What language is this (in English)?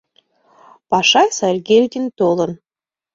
Mari